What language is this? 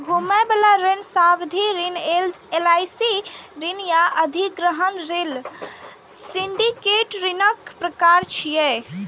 Maithili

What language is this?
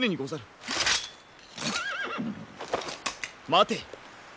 Japanese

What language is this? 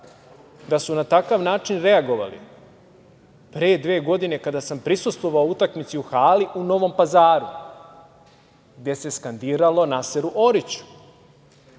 Serbian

